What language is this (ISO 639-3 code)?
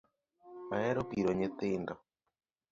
luo